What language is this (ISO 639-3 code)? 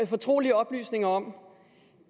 dan